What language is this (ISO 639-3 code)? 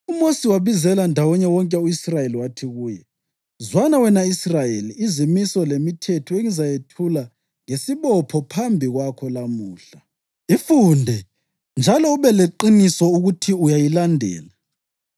nde